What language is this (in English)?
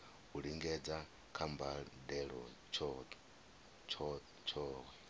Venda